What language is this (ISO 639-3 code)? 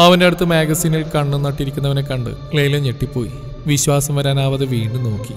mal